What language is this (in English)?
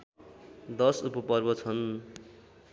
Nepali